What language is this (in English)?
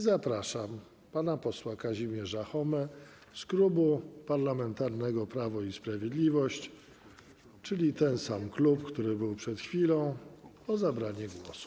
Polish